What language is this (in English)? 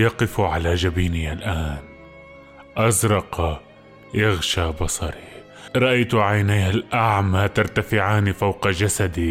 Arabic